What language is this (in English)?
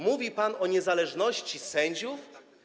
Polish